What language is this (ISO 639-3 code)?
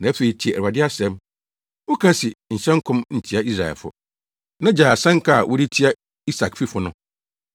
aka